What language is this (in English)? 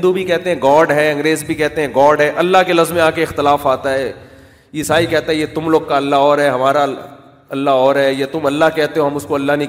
Urdu